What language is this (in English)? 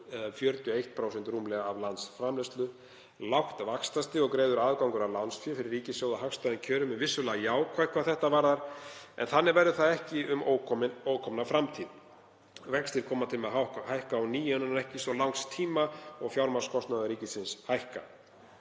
Icelandic